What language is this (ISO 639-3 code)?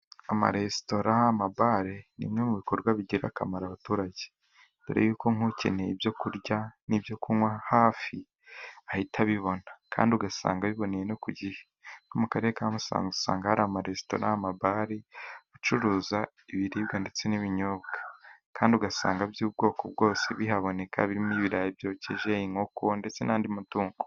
kin